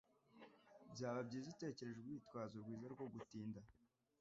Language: Kinyarwanda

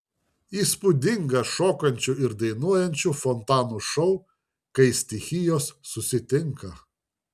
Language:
Lithuanian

